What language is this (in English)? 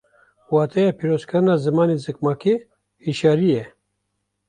Kurdish